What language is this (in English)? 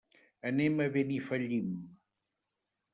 Catalan